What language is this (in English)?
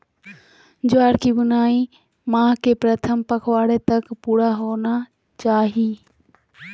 Magahi